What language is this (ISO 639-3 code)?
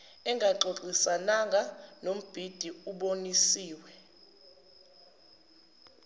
zul